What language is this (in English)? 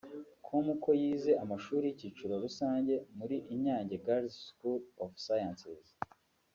Kinyarwanda